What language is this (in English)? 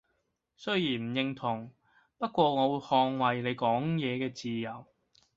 Cantonese